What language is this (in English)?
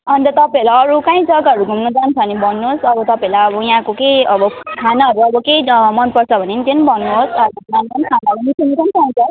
Nepali